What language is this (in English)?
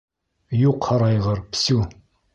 Bashkir